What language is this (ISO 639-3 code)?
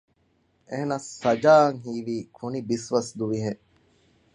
div